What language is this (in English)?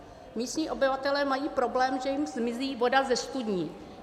Czech